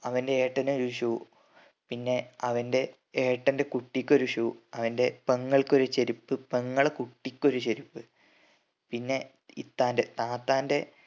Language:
Malayalam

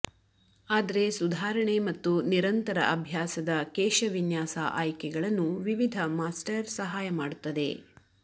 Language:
Kannada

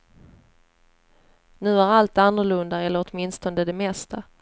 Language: Swedish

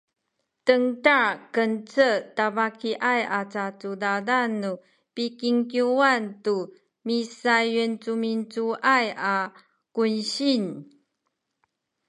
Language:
Sakizaya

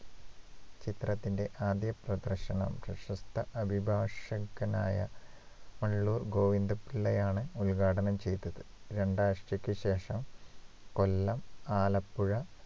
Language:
Malayalam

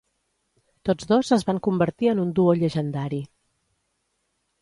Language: Catalan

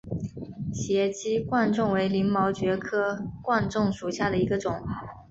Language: Chinese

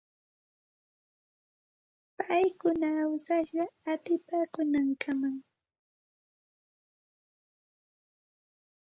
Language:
Santa Ana de Tusi Pasco Quechua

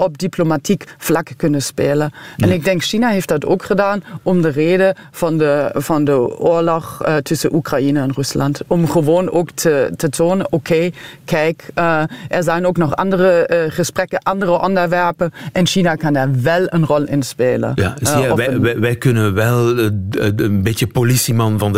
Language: Dutch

